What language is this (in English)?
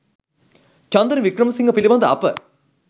Sinhala